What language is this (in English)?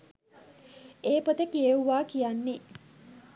Sinhala